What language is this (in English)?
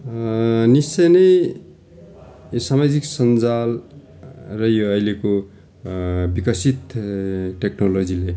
Nepali